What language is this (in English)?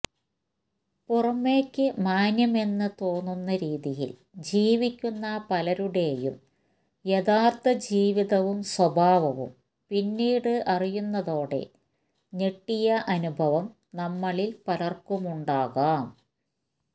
Malayalam